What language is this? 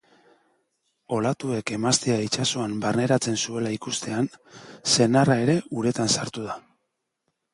Basque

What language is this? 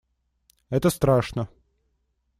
Russian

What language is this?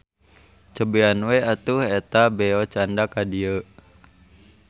Sundanese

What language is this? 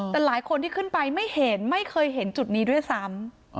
Thai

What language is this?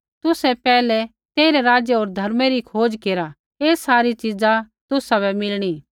Kullu Pahari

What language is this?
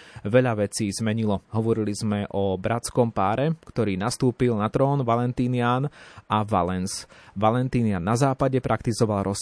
Slovak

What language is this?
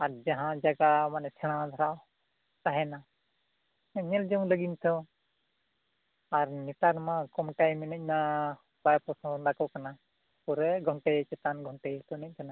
Santali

